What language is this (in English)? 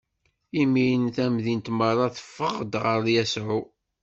Kabyle